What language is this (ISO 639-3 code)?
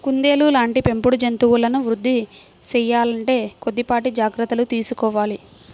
tel